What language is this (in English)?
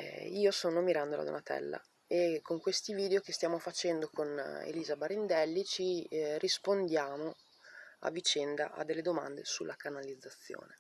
Italian